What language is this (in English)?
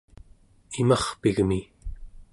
Central Yupik